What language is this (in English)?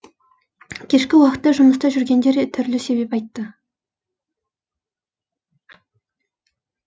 Kazakh